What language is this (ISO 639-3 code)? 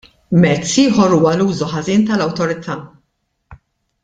mlt